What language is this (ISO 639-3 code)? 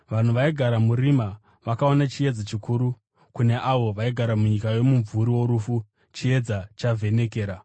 sna